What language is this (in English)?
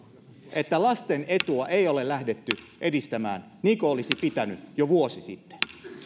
Finnish